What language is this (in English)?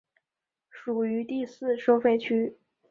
Chinese